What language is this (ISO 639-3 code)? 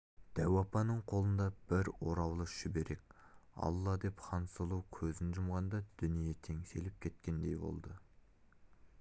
kaz